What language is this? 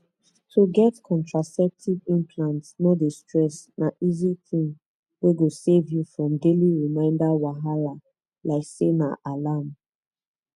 Nigerian Pidgin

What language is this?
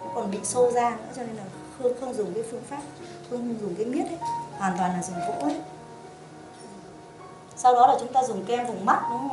Vietnamese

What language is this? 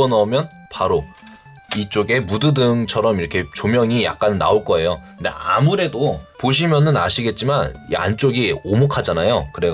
Korean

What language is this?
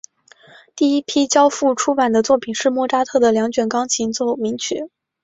Chinese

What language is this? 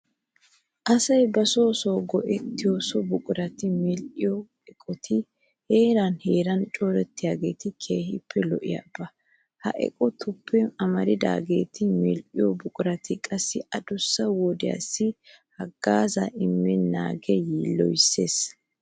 Wolaytta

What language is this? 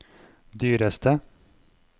Norwegian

